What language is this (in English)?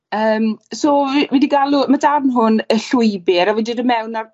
Welsh